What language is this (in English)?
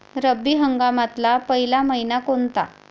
Marathi